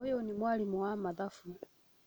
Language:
Kikuyu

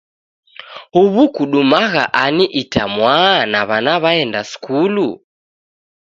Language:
Taita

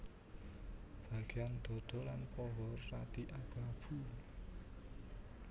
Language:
Javanese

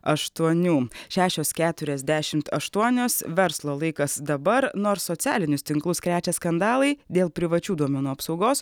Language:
Lithuanian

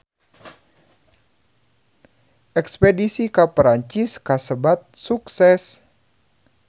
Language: Sundanese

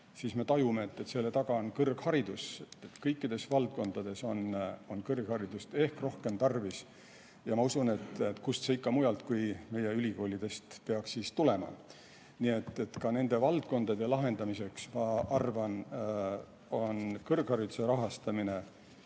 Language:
Estonian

